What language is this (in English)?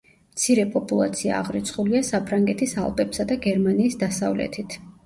Georgian